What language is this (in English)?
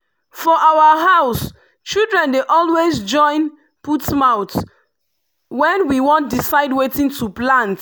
Nigerian Pidgin